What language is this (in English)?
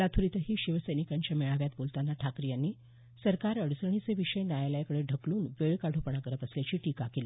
Marathi